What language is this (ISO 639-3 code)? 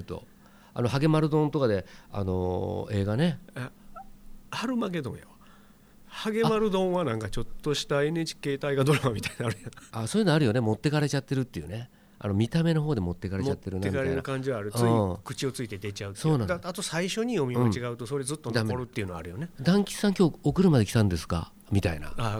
jpn